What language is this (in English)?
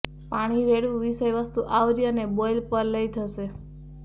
Gujarati